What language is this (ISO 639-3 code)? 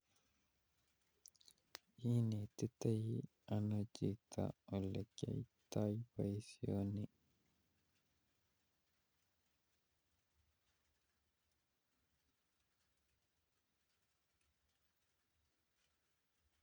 kln